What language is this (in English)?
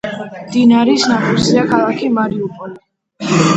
Georgian